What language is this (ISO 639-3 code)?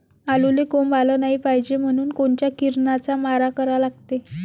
mar